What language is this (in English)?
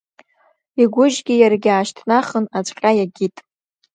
Abkhazian